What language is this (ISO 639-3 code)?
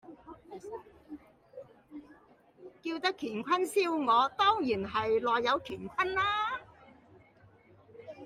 yue